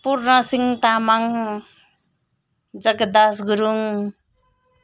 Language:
Nepali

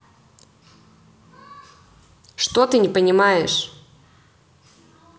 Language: Russian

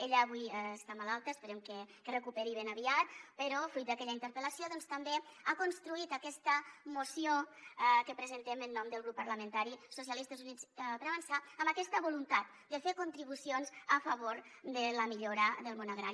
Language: Catalan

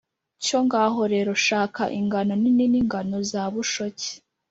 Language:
Kinyarwanda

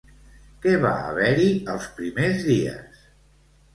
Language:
Catalan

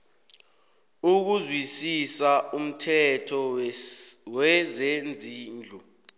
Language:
South Ndebele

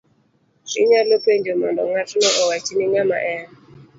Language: Luo (Kenya and Tanzania)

